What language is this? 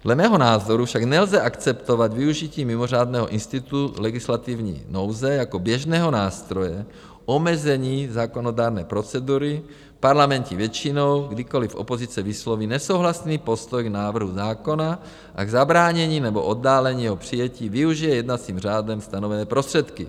Czech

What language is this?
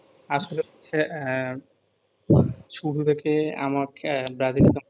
Bangla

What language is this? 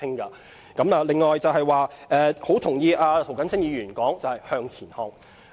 Cantonese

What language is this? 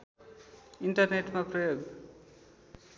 Nepali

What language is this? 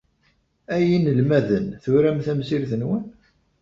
Kabyle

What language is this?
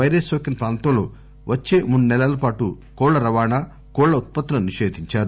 Telugu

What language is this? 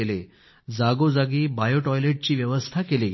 Marathi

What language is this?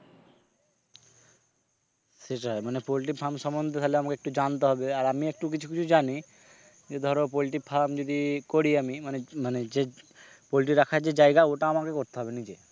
Bangla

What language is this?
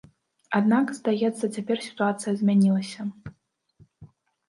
Belarusian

